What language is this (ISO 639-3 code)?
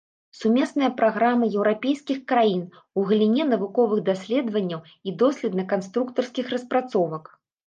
bel